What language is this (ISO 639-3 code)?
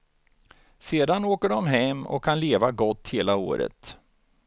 swe